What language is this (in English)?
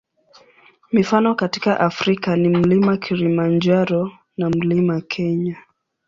Swahili